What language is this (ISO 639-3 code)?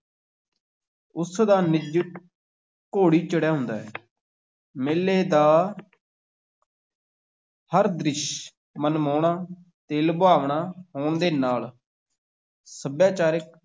pan